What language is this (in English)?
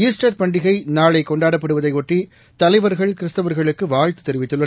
Tamil